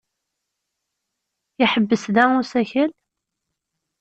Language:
Kabyle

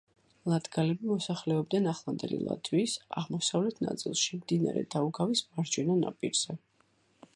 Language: Georgian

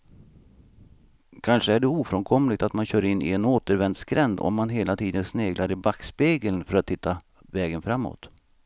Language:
Swedish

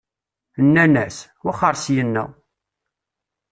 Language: Kabyle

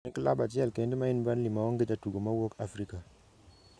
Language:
Luo (Kenya and Tanzania)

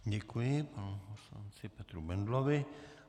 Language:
Czech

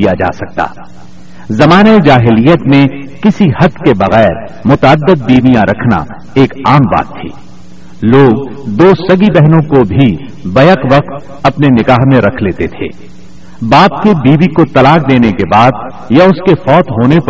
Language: Urdu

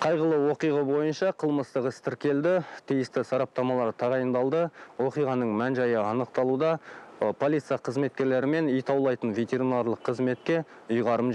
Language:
Turkish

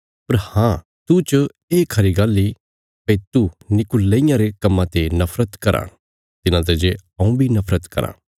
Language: Bilaspuri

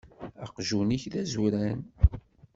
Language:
Kabyle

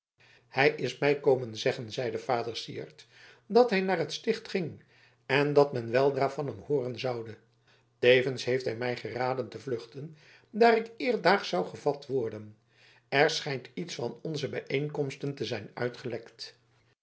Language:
Dutch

